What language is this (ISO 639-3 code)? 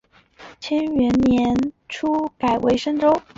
zho